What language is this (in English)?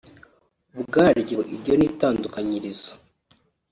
Kinyarwanda